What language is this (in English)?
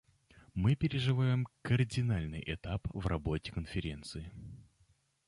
Russian